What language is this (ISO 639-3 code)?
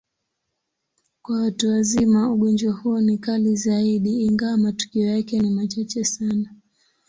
swa